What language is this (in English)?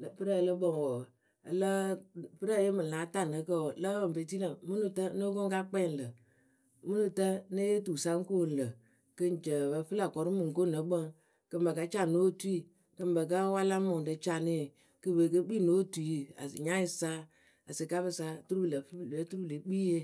Akebu